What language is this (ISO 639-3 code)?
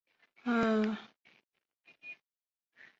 zho